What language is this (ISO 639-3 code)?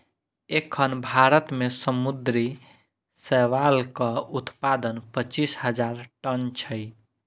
mai